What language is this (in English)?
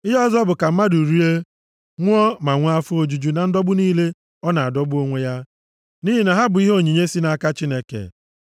Igbo